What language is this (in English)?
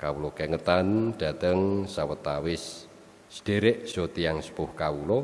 Javanese